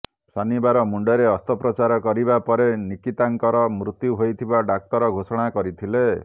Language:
Odia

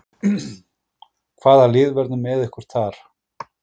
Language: Icelandic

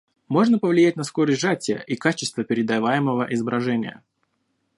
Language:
Russian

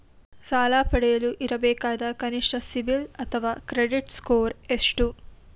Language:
Kannada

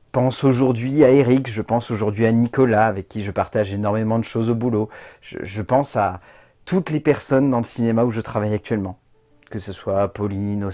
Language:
French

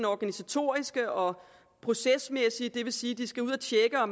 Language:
Danish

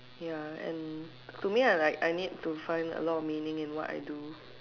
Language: English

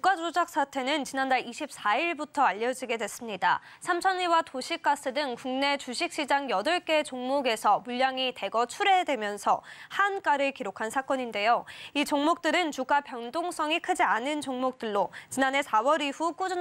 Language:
Korean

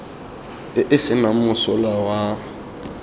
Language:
Tswana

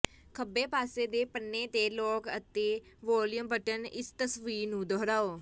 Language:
Punjabi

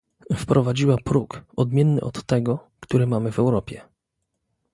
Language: Polish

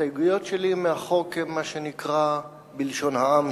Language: Hebrew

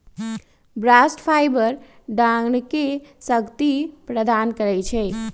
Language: Magahi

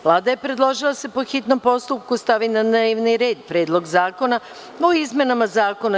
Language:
Serbian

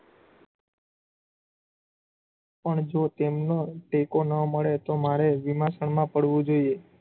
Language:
Gujarati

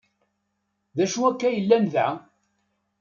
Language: Kabyle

